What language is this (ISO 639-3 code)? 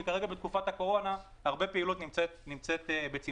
heb